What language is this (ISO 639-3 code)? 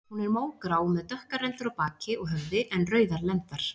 isl